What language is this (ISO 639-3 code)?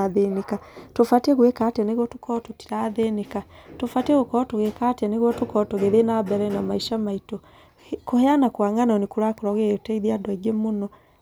kik